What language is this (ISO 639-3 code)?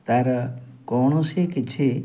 ori